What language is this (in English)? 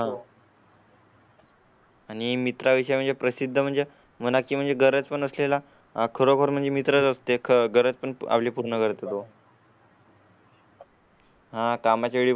Marathi